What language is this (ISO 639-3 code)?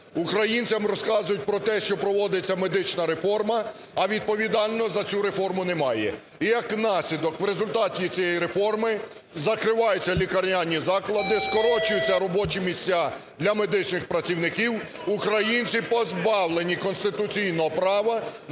ukr